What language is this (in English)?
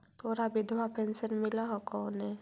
Magahi